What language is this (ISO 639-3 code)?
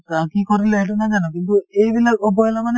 asm